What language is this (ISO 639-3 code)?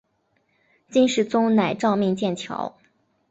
zho